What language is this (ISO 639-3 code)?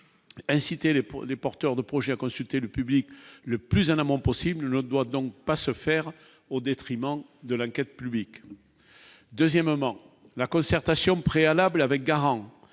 fra